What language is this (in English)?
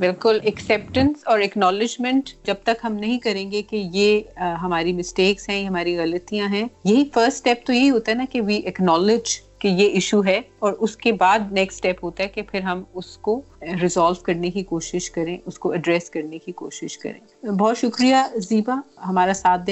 Urdu